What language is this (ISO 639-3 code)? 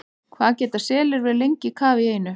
isl